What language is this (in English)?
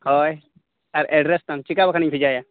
Santali